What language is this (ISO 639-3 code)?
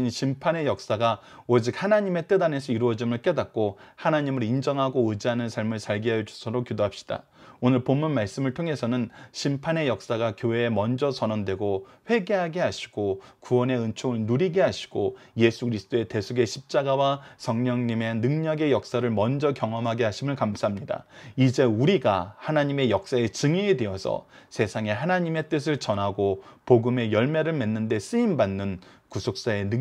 kor